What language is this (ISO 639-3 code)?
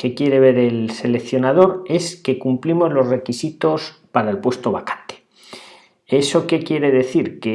spa